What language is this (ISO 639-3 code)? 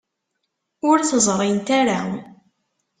kab